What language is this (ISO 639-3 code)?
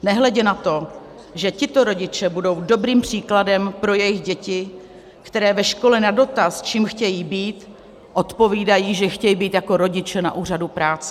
ces